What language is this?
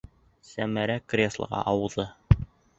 Bashkir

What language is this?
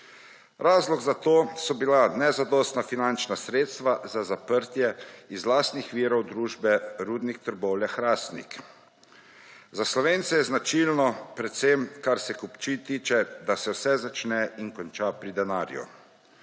Slovenian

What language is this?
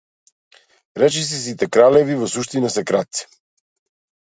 Macedonian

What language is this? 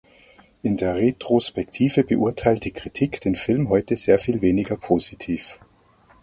German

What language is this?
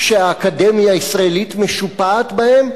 Hebrew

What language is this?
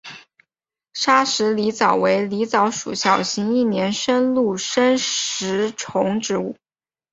Chinese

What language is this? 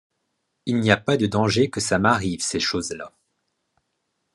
French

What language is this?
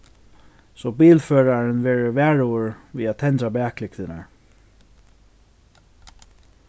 Faroese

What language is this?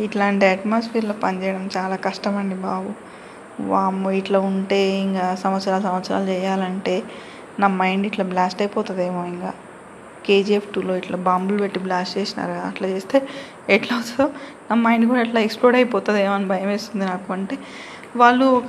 Telugu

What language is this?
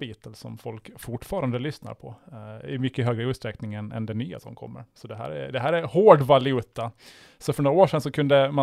Swedish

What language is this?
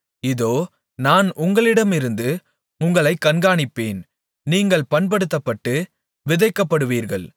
Tamil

